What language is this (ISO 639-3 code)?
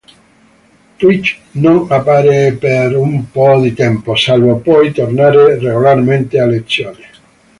ita